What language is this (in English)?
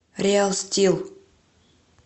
Russian